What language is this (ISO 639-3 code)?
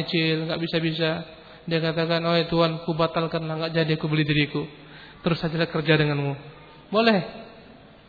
msa